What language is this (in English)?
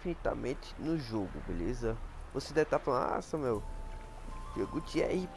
Portuguese